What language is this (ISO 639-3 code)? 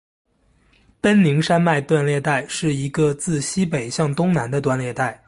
zho